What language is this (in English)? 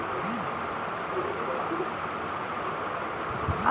Chhattisgarhi